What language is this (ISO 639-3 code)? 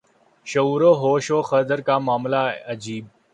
urd